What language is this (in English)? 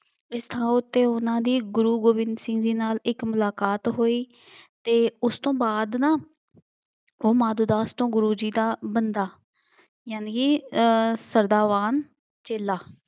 Punjabi